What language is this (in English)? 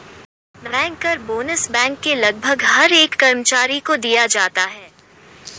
Hindi